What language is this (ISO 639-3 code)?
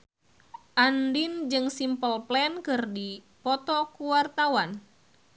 sun